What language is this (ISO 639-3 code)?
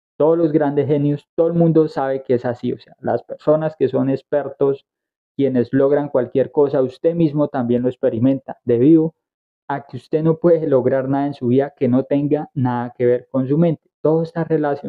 spa